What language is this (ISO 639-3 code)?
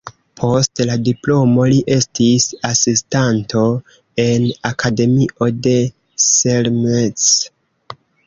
epo